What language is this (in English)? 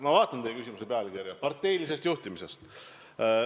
Estonian